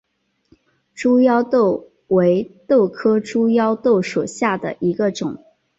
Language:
Chinese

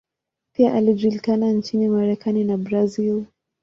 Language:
Swahili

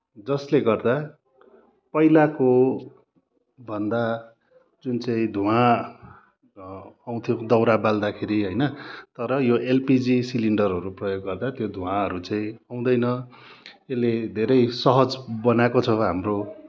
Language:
Nepali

